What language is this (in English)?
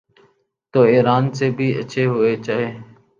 Urdu